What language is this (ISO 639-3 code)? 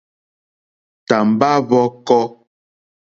bri